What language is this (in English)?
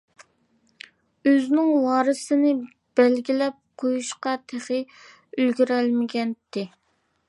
Uyghur